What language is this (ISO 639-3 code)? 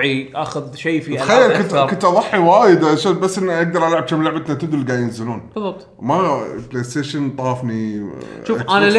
ara